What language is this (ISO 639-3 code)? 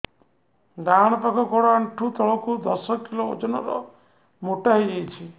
ori